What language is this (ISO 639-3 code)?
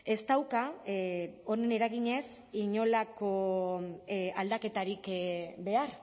eus